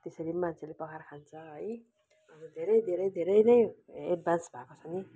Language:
Nepali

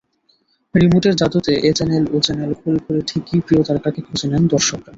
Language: Bangla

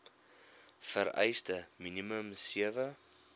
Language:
Afrikaans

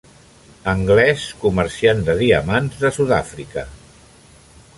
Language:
Catalan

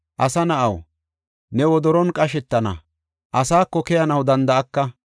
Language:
Gofa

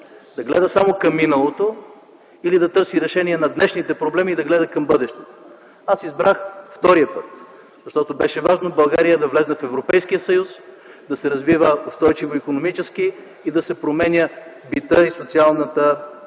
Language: Bulgarian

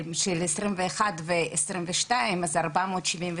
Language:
Hebrew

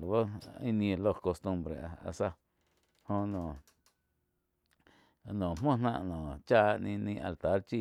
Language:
Quiotepec Chinantec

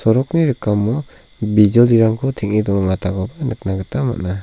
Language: Garo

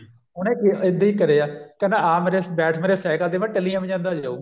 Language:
Punjabi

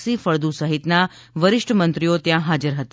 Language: Gujarati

